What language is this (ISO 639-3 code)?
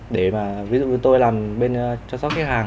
vie